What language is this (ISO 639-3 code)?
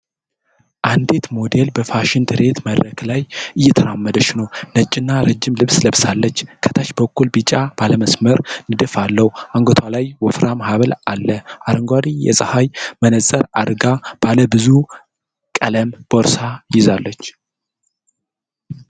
amh